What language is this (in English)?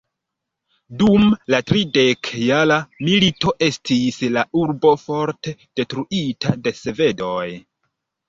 Esperanto